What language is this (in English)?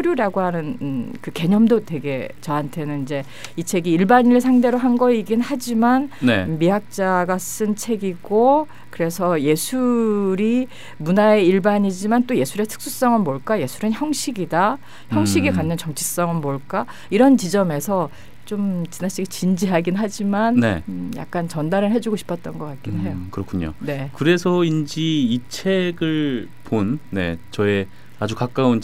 Korean